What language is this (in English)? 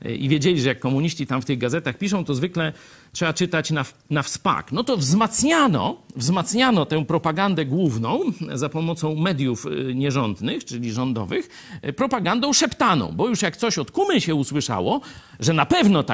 Polish